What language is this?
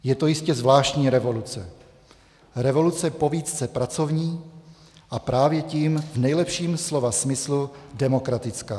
Czech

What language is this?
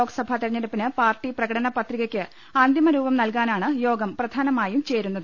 Malayalam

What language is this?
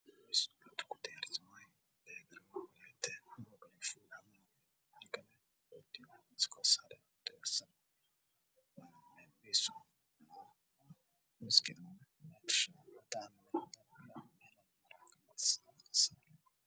Somali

